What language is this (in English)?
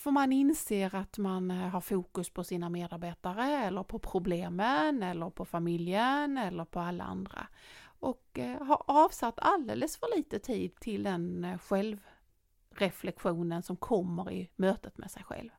Swedish